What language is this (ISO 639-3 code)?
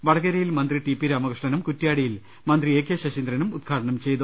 mal